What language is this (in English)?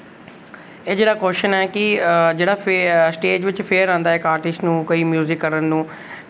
Dogri